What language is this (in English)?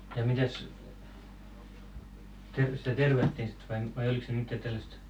Finnish